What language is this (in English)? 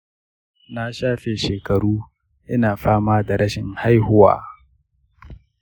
Hausa